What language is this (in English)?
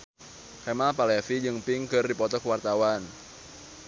Sundanese